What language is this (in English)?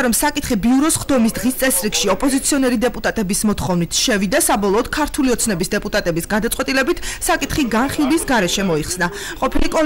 Hebrew